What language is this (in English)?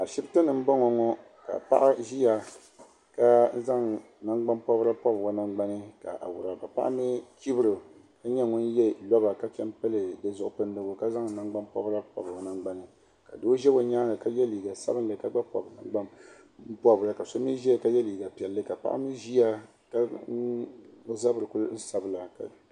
Dagbani